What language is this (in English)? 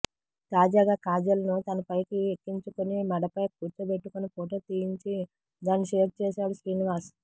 Telugu